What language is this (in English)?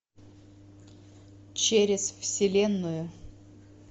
Russian